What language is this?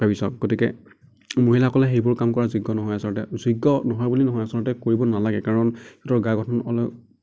Assamese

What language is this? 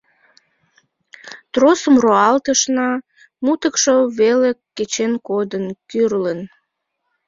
Mari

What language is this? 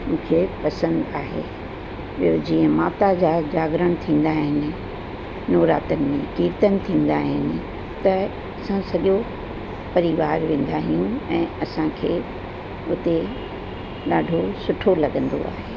Sindhi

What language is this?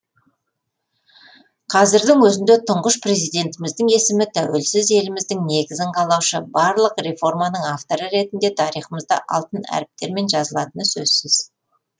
Kazakh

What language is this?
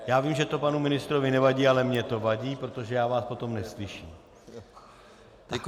Czech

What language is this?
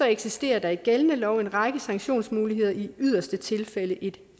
Danish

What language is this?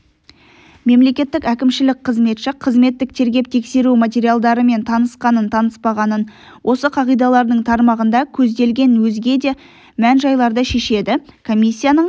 Kazakh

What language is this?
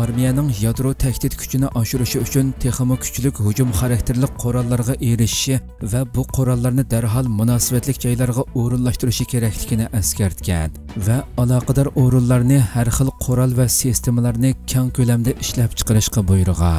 Turkish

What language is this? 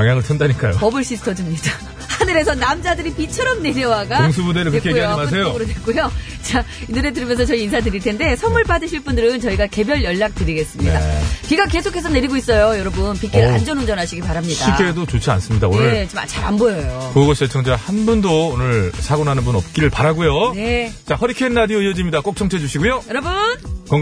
Korean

